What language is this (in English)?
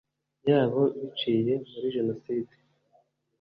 Kinyarwanda